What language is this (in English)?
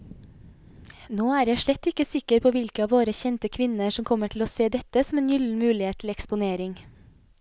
Norwegian